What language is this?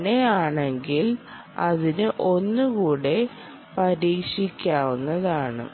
Malayalam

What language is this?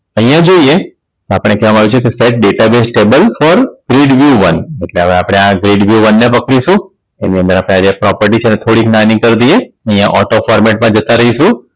Gujarati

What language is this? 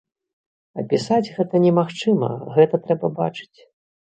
Belarusian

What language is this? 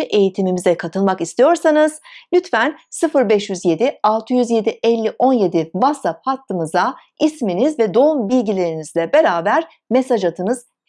Turkish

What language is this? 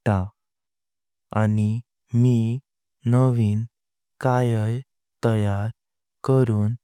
Konkani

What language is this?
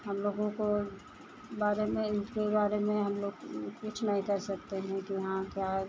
Hindi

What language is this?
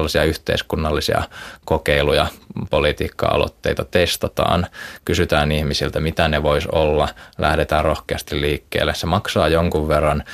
Finnish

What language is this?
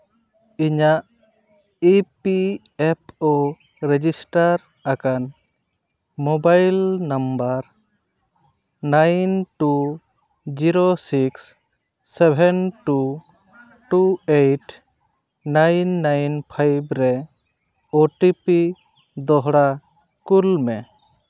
Santali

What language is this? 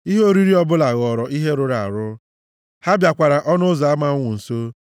Igbo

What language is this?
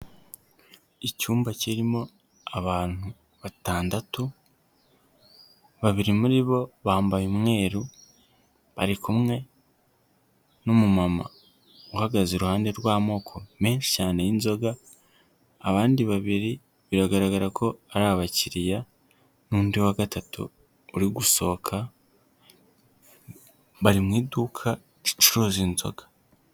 Kinyarwanda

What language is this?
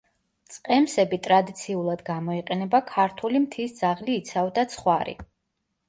Georgian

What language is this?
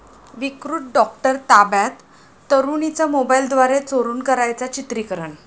Marathi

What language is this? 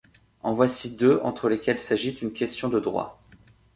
French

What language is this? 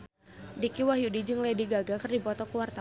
Sundanese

